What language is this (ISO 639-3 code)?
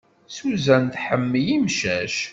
kab